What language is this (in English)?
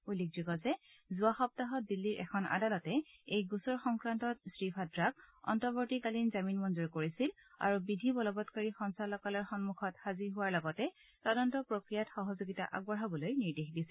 Assamese